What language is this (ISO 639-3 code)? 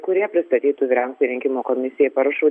lit